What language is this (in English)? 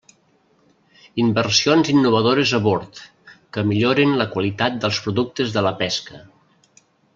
Catalan